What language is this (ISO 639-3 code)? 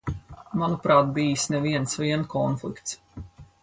lav